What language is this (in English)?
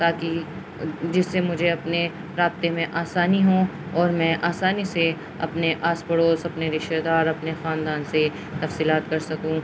Urdu